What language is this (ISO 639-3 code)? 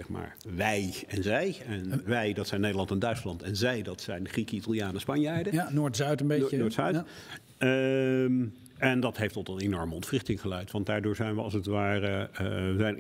nld